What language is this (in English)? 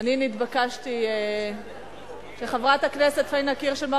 Hebrew